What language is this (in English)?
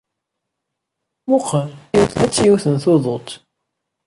Kabyle